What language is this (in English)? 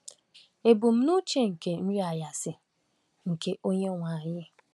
Igbo